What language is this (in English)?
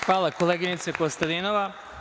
Serbian